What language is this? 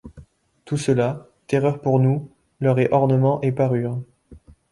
French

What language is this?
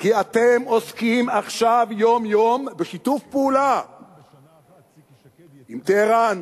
Hebrew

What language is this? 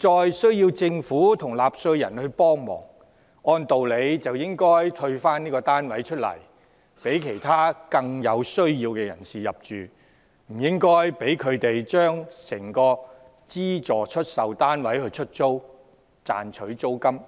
Cantonese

